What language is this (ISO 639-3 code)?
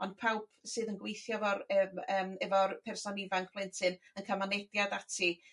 cym